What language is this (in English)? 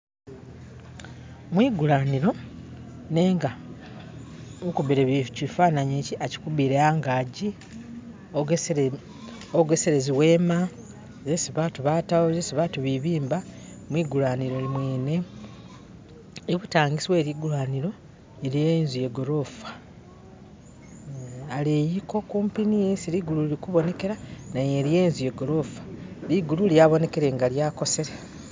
Masaaba